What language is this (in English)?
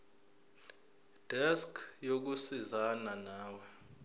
Zulu